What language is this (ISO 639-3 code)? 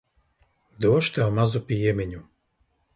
lav